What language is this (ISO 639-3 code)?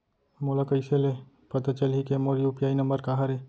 hne